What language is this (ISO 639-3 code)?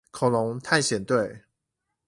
zho